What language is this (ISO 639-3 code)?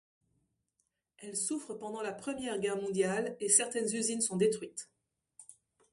fra